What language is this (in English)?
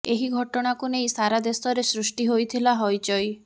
Odia